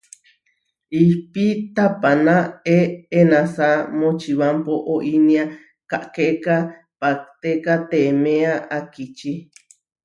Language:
Huarijio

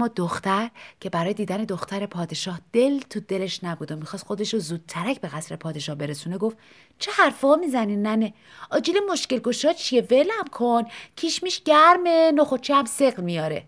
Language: Persian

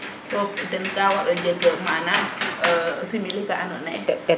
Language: Serer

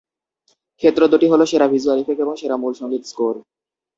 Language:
Bangla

